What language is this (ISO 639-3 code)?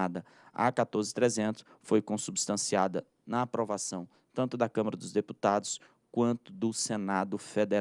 por